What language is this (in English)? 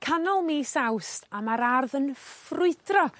Welsh